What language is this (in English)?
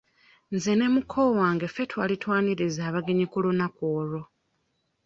Ganda